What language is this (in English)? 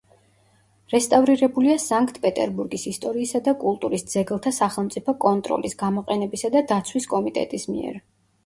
Georgian